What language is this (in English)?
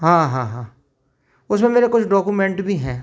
Hindi